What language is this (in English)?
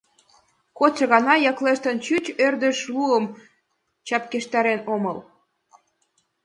Mari